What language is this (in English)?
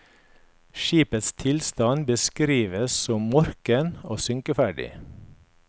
Norwegian